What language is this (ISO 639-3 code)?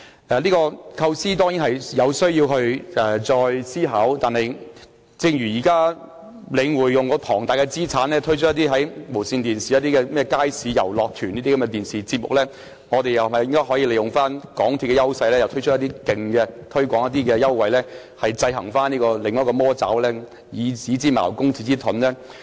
yue